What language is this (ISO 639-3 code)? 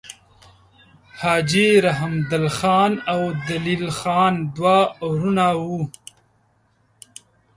pus